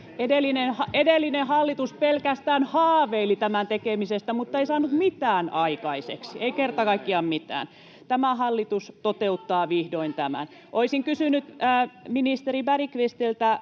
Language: Finnish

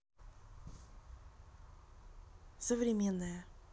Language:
Russian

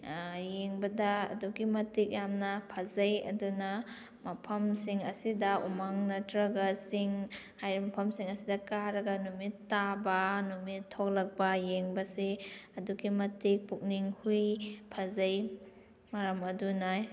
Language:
Manipuri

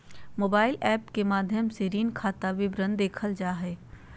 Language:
Magahi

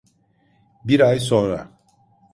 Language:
Turkish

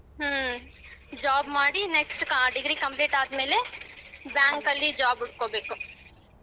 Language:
Kannada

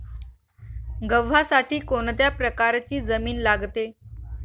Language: Marathi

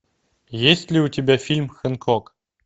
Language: Russian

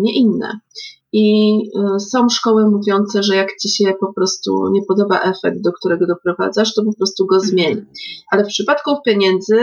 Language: Polish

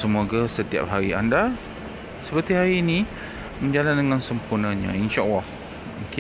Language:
Malay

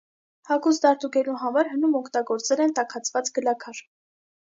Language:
Armenian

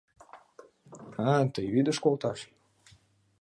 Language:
Mari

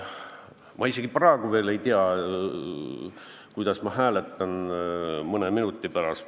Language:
Estonian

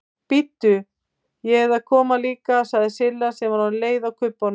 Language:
Icelandic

